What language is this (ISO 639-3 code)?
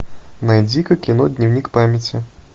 rus